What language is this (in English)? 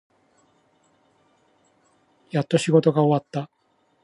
Japanese